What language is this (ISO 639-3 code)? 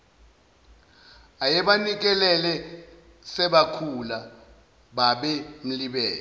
zul